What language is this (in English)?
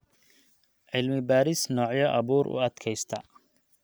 Somali